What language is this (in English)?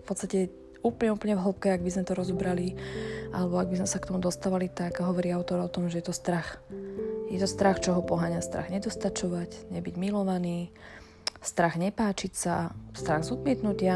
Slovak